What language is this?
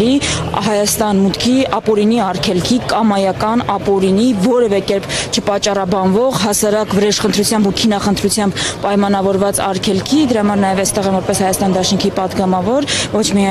Romanian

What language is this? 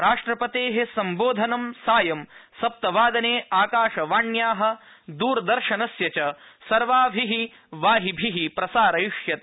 Sanskrit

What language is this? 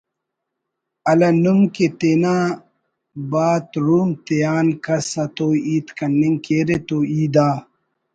Brahui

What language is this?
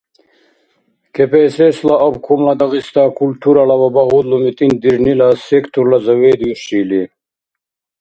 Dargwa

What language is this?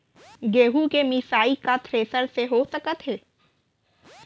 Chhattisgarhi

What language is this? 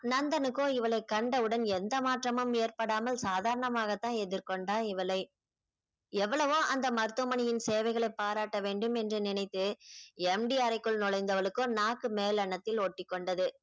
Tamil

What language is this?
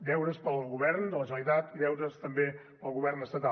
Catalan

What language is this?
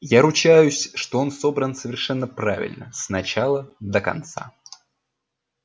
Russian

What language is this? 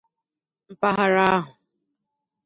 Igbo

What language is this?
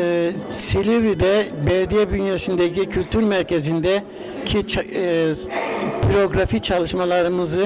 Turkish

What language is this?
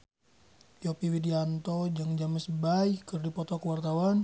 Sundanese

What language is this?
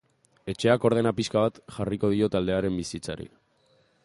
Basque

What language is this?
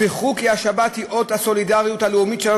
Hebrew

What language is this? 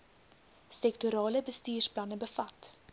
Afrikaans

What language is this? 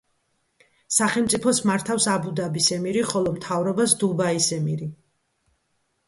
Georgian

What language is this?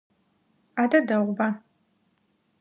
Adyghe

